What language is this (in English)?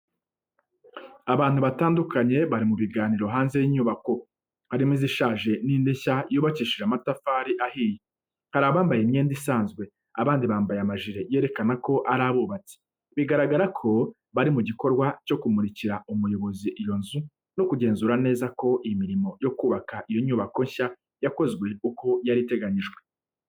Kinyarwanda